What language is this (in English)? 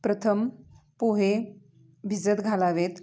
Marathi